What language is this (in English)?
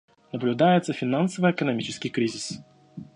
Russian